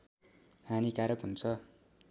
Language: Nepali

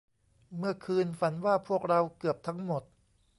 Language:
Thai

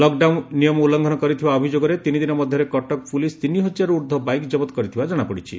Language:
Odia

